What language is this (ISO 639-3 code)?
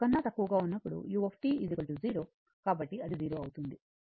tel